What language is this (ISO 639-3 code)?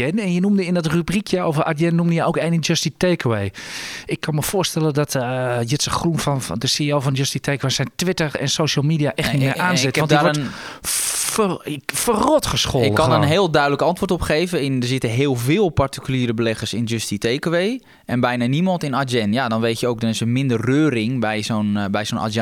nld